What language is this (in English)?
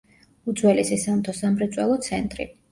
Georgian